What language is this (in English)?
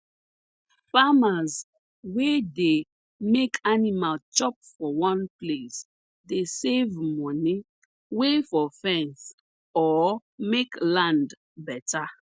Nigerian Pidgin